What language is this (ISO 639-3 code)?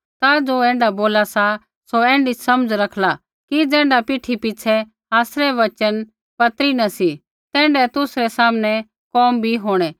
kfx